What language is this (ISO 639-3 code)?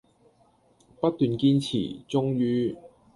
yue